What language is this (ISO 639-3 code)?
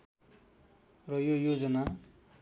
nep